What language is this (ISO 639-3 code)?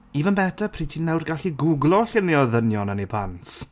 cym